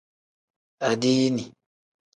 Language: Tem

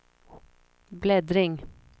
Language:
Swedish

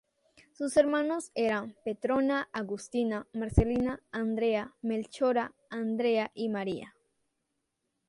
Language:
Spanish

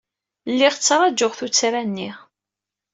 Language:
Kabyle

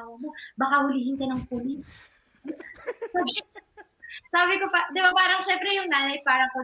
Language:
Filipino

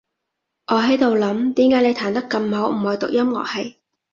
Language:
Cantonese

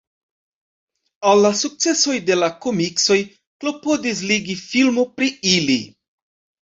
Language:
Esperanto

